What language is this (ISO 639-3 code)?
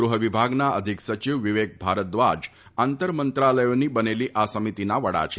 guj